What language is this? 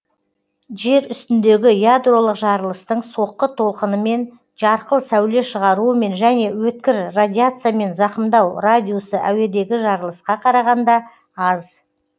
Kazakh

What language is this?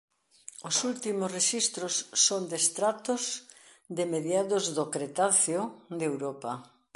Galician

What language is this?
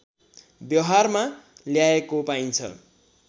Nepali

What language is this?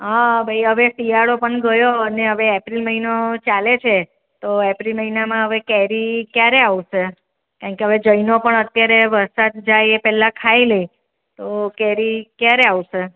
Gujarati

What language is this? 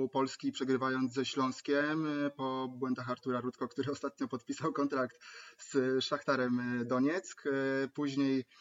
Polish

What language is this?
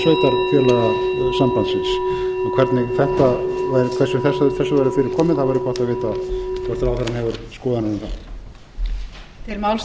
Icelandic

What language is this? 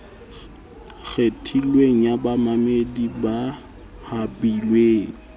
Southern Sotho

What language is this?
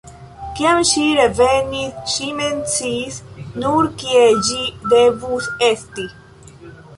Esperanto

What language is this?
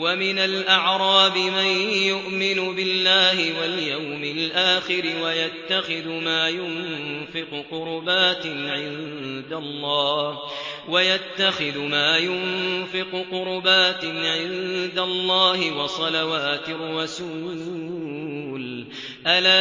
Arabic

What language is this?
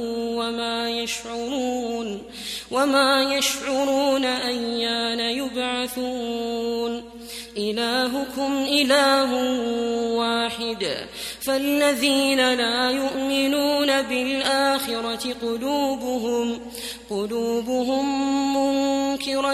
Arabic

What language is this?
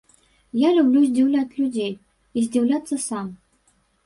Belarusian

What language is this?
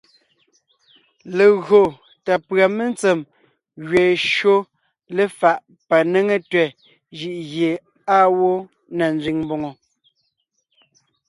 Ngiemboon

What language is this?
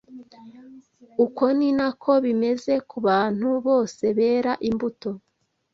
Kinyarwanda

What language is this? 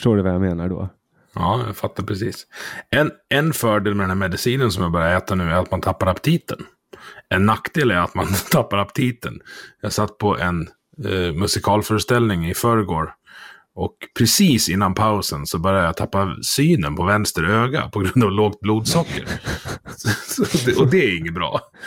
Swedish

